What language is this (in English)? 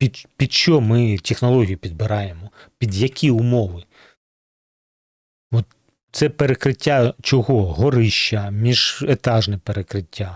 Ukrainian